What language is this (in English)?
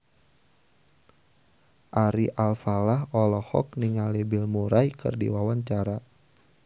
Sundanese